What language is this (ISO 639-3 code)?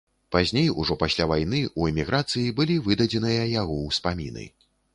bel